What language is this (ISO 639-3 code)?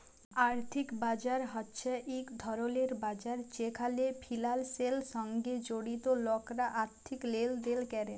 ben